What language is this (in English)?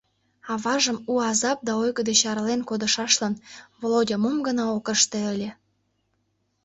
Mari